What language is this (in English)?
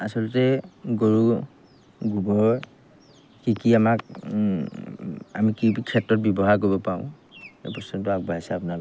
Assamese